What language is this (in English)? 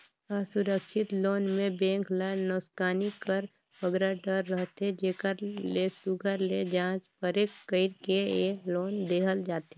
Chhattisgarhi